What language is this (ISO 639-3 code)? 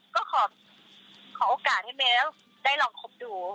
tha